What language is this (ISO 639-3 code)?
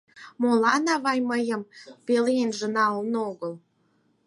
chm